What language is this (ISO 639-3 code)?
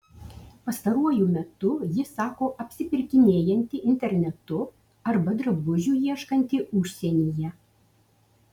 lit